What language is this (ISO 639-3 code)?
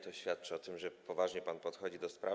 pol